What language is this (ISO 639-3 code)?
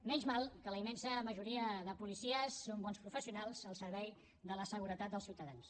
cat